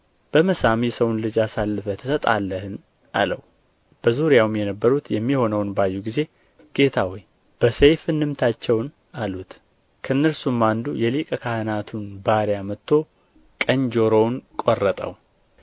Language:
Amharic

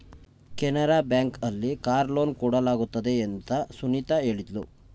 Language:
Kannada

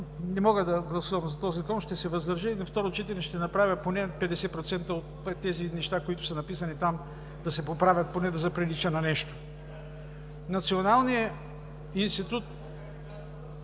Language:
Bulgarian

